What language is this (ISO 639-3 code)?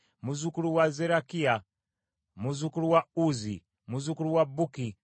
lug